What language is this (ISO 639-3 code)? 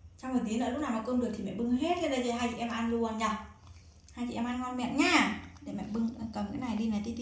vie